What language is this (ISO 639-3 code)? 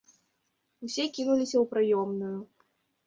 bel